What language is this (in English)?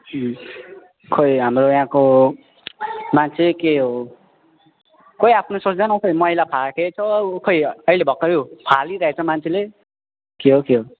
Nepali